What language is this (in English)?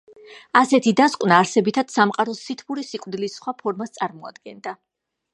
Georgian